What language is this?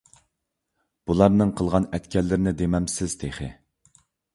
Uyghur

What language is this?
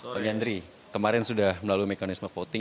Indonesian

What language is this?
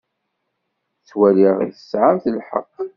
Kabyle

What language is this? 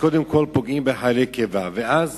Hebrew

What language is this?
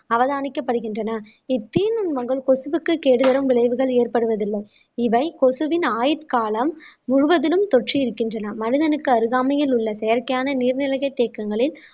Tamil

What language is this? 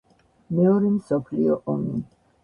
Georgian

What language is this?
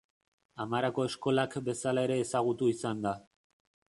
Basque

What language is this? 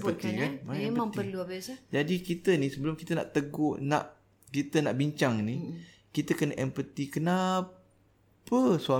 Malay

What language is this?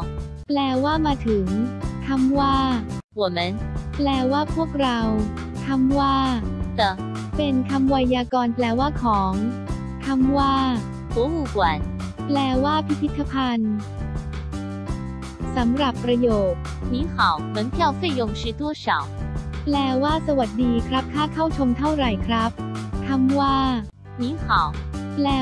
Thai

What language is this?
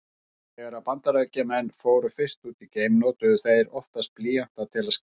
Icelandic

